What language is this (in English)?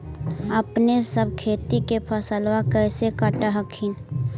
Magahi